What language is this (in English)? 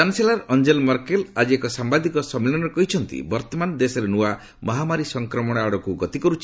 Odia